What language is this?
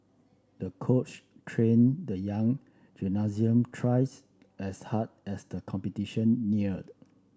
English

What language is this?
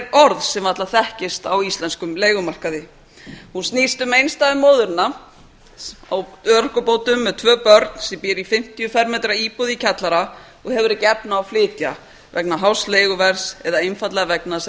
Icelandic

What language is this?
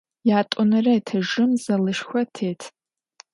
Adyghe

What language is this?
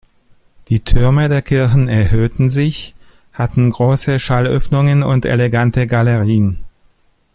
German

